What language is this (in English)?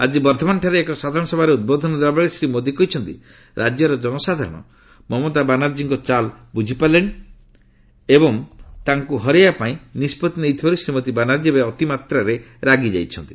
Odia